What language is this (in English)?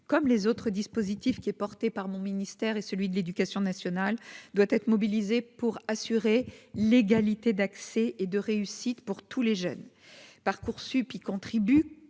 French